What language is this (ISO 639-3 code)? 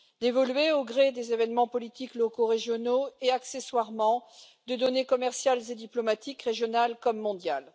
fra